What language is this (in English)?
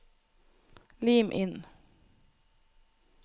Norwegian